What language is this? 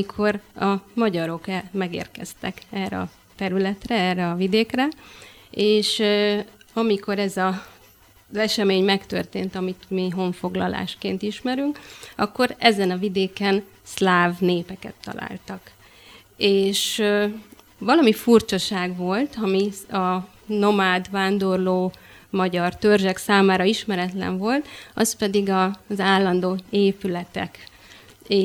Hungarian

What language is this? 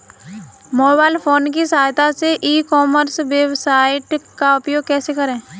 Hindi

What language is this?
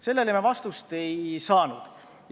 Estonian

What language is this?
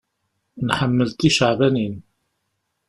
Kabyle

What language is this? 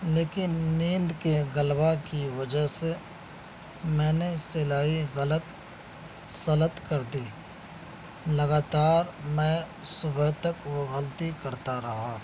Urdu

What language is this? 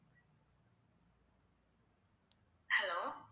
Tamil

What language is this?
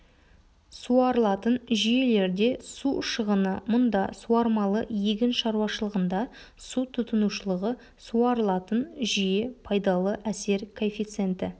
Kazakh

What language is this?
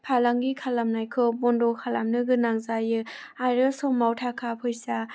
Bodo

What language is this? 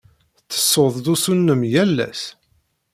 Kabyle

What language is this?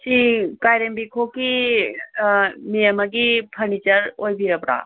Manipuri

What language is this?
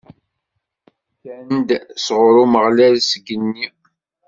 Kabyle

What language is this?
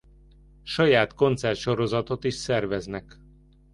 Hungarian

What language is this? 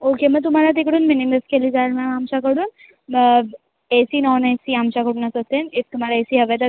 Marathi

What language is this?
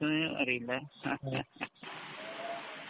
Malayalam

